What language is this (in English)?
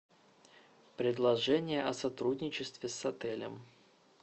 Russian